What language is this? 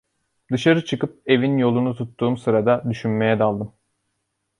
Turkish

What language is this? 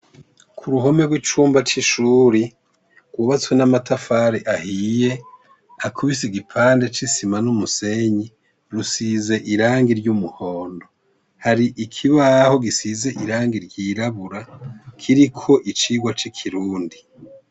Rundi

